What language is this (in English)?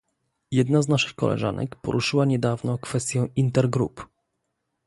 Polish